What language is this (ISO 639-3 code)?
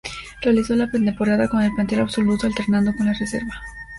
spa